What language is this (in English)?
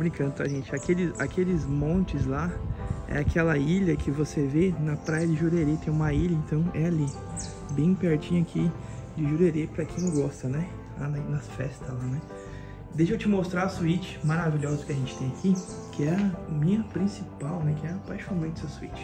Portuguese